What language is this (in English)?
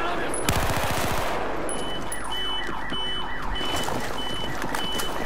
Polish